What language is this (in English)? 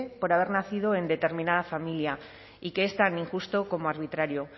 Spanish